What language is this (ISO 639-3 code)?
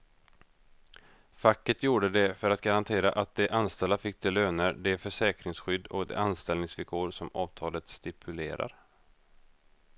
swe